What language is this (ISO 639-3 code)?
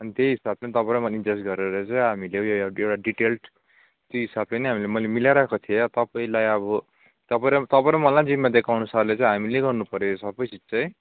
nep